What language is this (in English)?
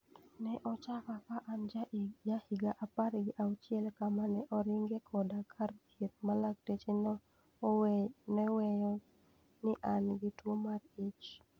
Luo (Kenya and Tanzania)